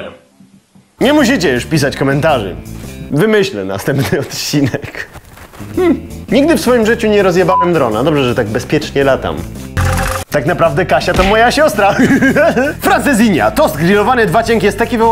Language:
Polish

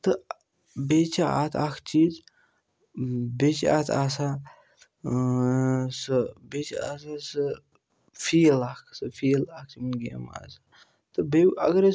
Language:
Kashmiri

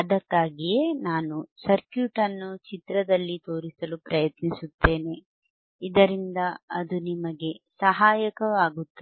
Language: Kannada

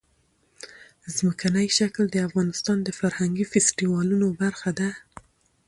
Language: Pashto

